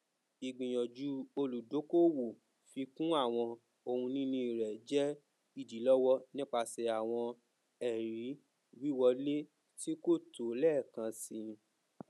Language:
Yoruba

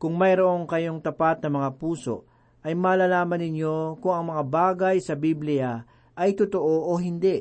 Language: Filipino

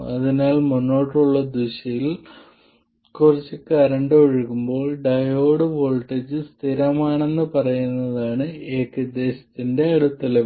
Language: Malayalam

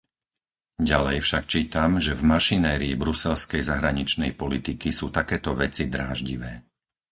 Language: Slovak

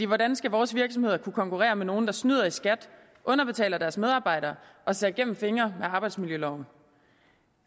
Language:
Danish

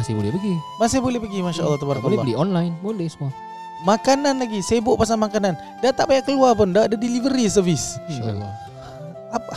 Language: Malay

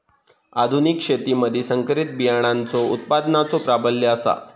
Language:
Marathi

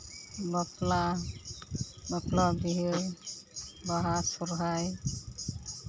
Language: Santali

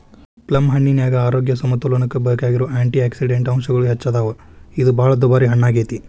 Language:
Kannada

